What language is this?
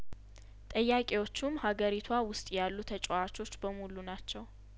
Amharic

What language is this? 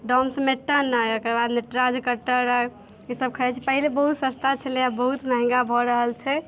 Maithili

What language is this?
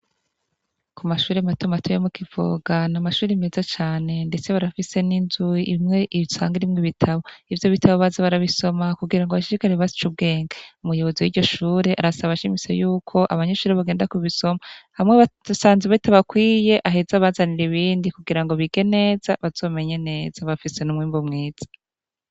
Rundi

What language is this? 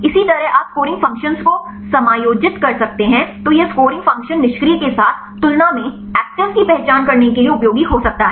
Hindi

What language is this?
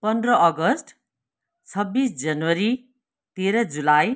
Nepali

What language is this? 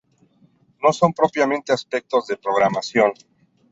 Spanish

